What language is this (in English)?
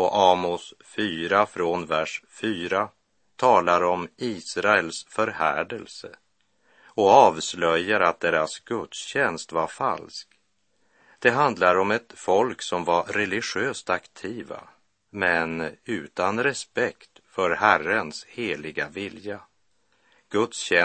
Swedish